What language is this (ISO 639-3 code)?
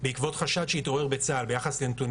heb